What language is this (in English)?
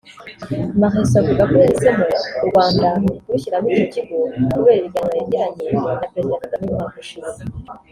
Kinyarwanda